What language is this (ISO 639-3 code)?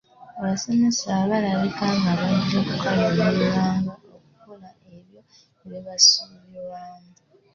lug